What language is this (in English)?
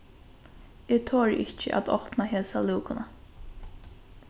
Faroese